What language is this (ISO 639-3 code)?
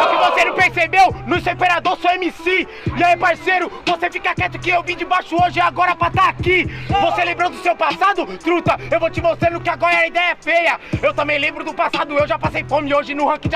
por